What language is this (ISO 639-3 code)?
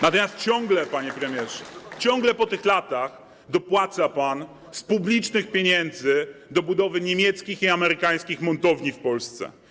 pol